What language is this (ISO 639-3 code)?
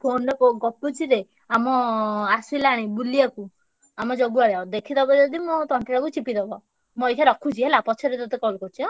ori